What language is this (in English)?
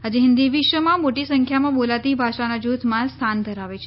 Gujarati